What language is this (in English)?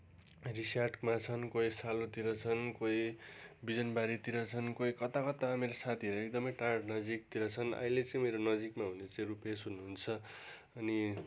Nepali